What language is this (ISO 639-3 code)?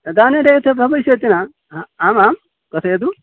san